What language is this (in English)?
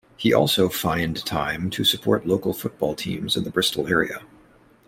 English